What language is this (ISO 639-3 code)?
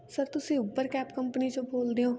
pan